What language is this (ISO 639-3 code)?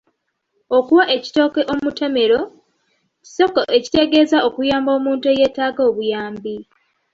lug